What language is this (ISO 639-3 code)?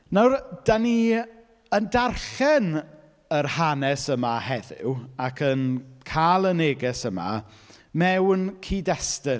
cym